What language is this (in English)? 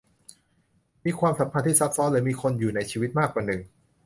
Thai